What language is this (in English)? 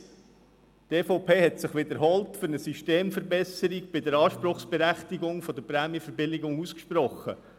Swiss German